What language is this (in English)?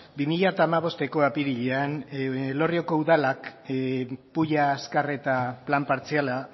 Basque